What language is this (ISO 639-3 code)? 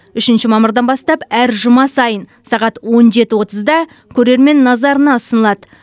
kaz